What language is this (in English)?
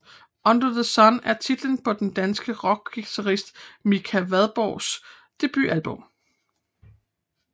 Danish